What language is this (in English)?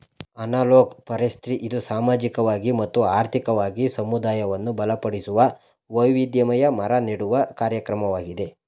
Kannada